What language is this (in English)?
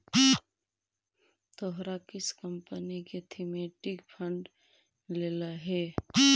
Magahi